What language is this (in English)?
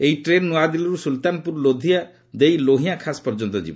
Odia